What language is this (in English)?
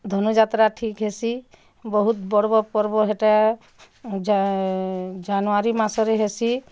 Odia